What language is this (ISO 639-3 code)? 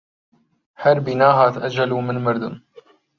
ckb